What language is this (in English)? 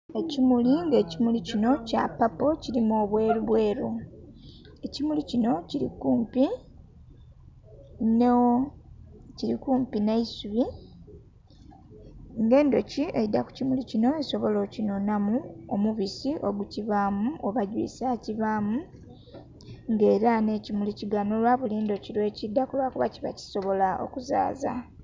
Soga